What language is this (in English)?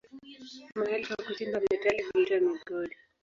Swahili